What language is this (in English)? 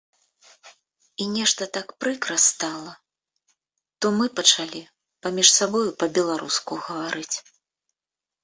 Belarusian